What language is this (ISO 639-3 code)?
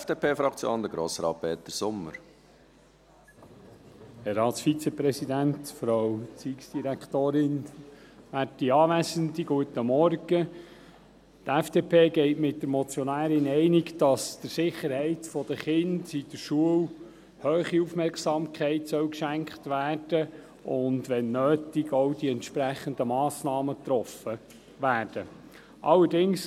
gsw